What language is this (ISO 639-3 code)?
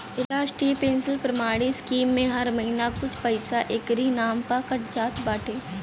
bho